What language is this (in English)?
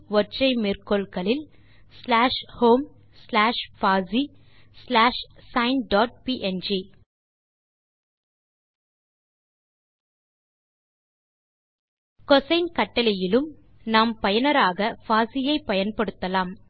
Tamil